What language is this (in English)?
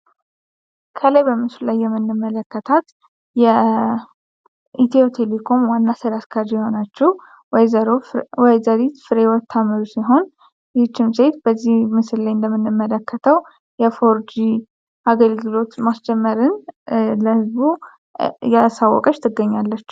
Amharic